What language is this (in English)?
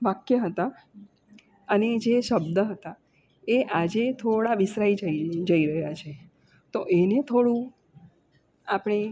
Gujarati